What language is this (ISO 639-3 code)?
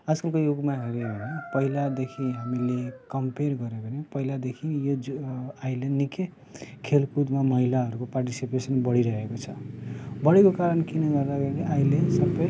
nep